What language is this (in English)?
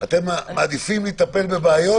Hebrew